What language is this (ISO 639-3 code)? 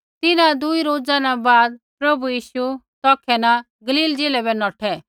kfx